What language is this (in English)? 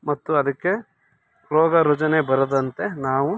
Kannada